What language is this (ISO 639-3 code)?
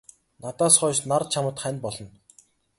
mon